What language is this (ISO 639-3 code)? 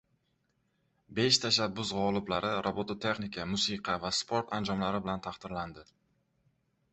uzb